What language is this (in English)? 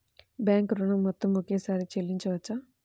Telugu